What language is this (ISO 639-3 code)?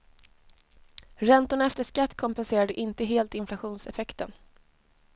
swe